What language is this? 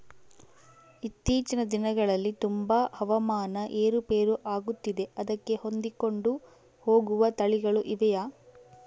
Kannada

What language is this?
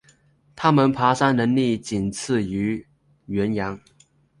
Chinese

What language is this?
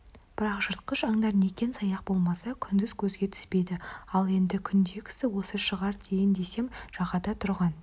Kazakh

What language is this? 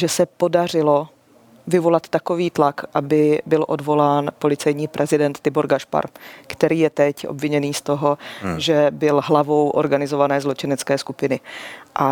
Czech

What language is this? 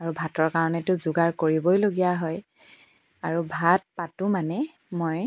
Assamese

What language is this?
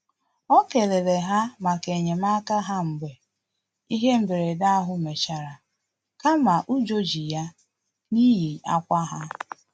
Igbo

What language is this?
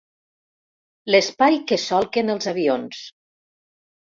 Catalan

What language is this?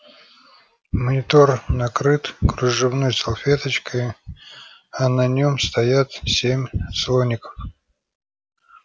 Russian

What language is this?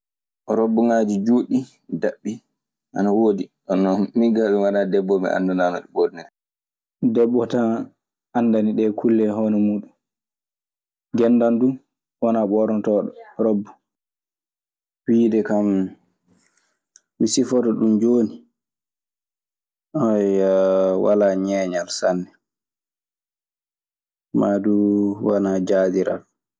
Maasina Fulfulde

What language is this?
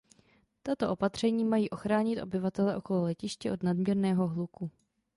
Czech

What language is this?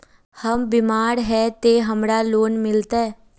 Magahi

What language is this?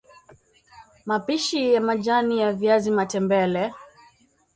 Swahili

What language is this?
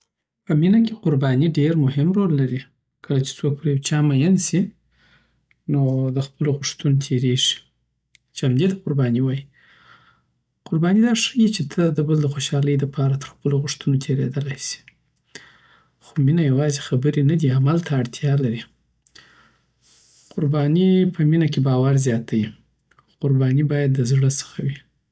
Southern Pashto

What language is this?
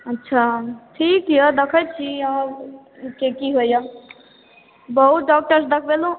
Maithili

